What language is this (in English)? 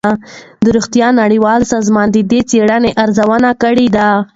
Pashto